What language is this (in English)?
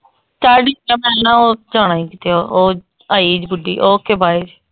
Punjabi